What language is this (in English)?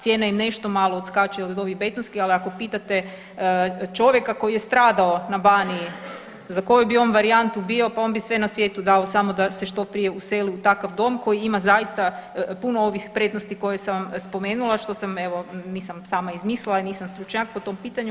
Croatian